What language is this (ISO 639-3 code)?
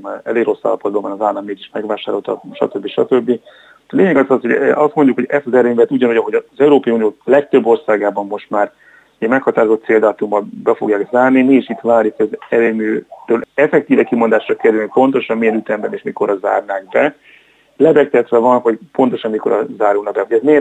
hun